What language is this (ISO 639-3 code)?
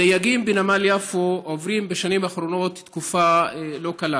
heb